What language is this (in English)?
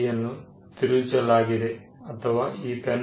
Kannada